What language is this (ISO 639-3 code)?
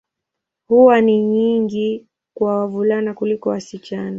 swa